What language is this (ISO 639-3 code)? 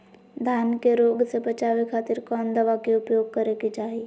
mag